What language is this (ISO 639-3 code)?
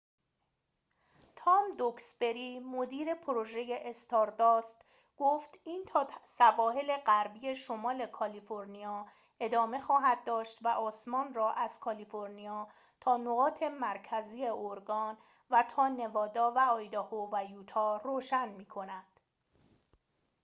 fas